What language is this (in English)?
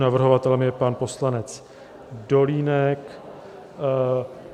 Czech